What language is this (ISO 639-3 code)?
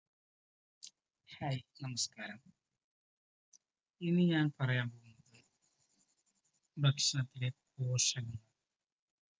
mal